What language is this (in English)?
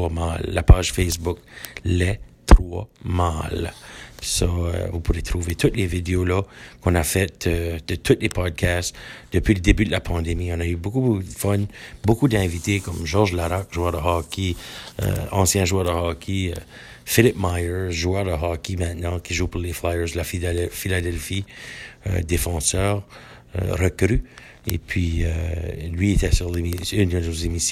French